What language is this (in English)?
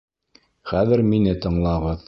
Bashkir